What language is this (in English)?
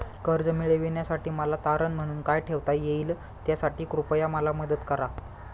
Marathi